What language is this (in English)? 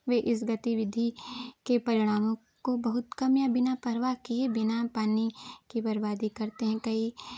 Hindi